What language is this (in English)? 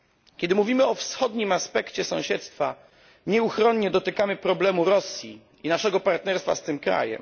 Polish